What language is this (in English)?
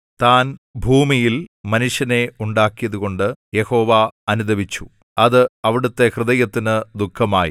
Malayalam